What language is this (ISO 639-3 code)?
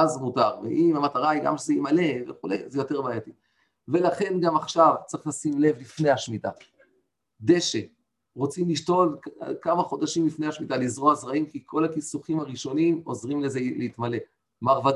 heb